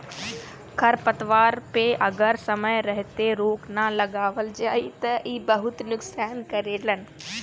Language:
Bhojpuri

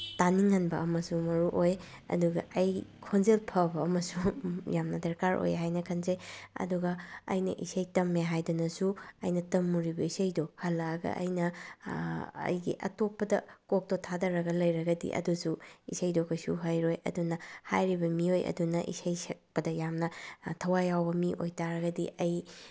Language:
Manipuri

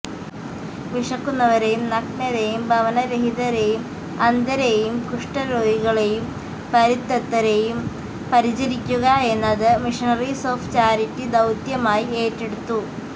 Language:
Malayalam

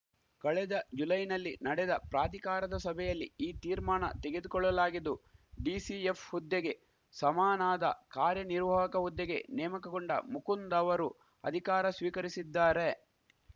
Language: Kannada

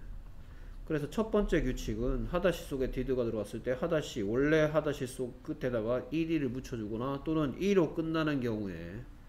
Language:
Korean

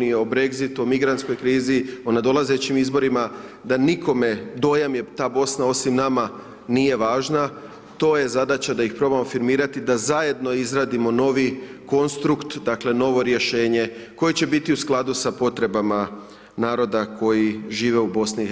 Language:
Croatian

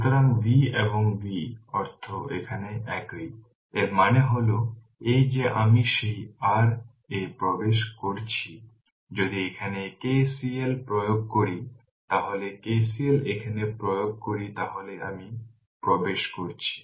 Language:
Bangla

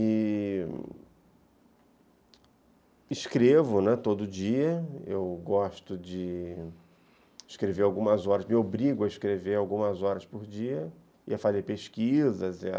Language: Portuguese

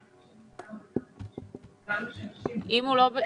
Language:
Hebrew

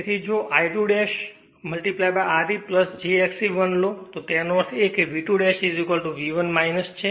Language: Gujarati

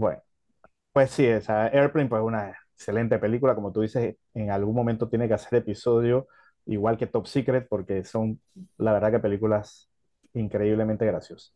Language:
Spanish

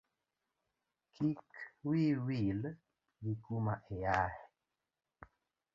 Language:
Luo (Kenya and Tanzania)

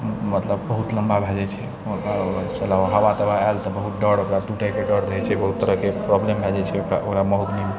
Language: Maithili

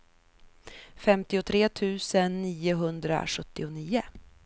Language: Swedish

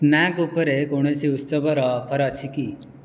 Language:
Odia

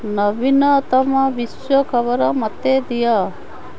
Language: Odia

